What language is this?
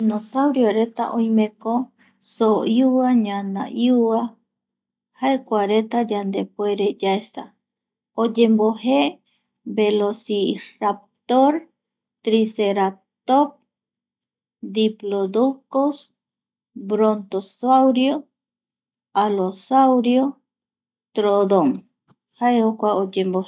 Eastern Bolivian Guaraní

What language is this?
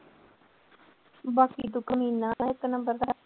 Punjabi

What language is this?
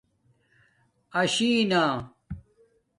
Domaaki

